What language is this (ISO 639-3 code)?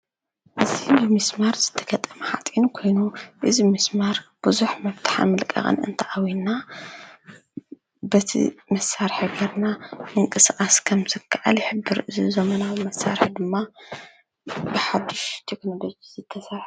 tir